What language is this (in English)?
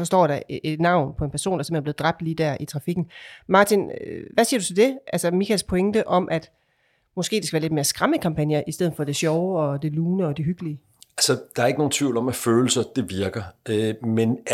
Danish